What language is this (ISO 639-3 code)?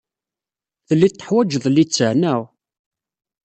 kab